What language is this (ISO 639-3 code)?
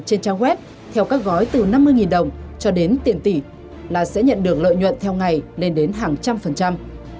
vie